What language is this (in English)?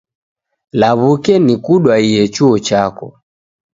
Taita